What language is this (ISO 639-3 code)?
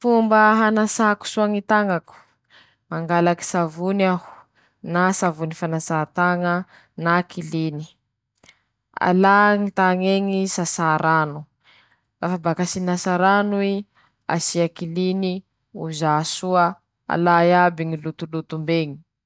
msh